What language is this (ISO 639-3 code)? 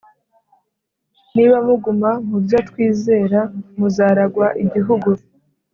kin